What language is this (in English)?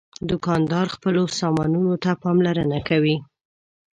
Pashto